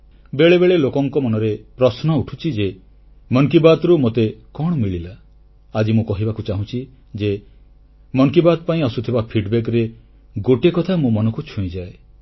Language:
Odia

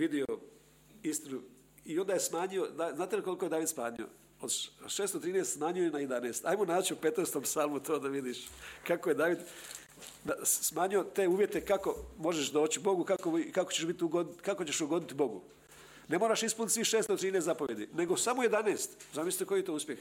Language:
Croatian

